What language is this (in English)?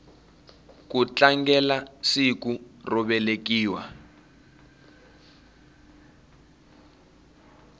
Tsonga